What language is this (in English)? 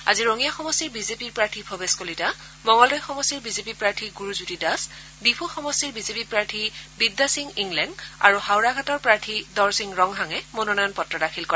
Assamese